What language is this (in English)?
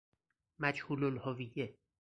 Persian